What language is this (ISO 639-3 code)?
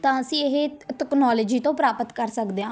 pan